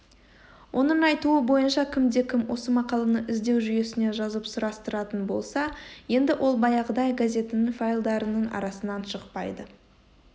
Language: Kazakh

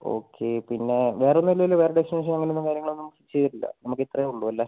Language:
Malayalam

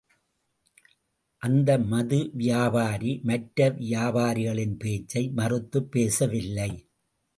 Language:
Tamil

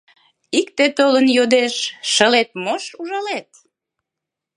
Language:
Mari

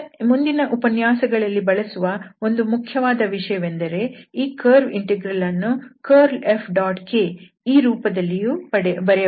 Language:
Kannada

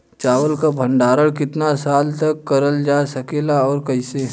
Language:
Bhojpuri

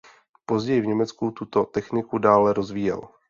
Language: Czech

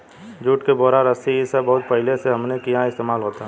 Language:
Bhojpuri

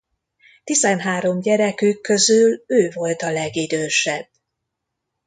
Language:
Hungarian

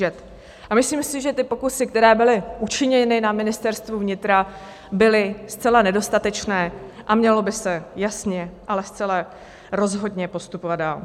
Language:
Czech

